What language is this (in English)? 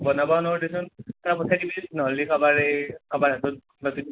Assamese